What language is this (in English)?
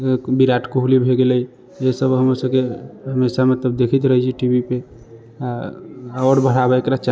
Maithili